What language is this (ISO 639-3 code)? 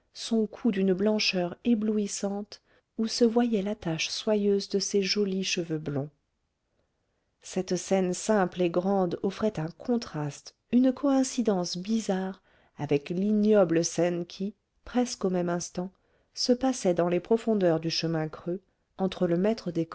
fra